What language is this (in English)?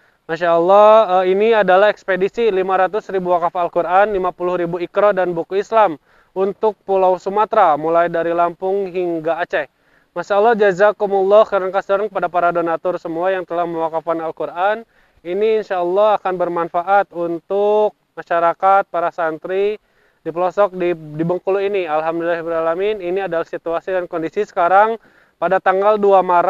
Indonesian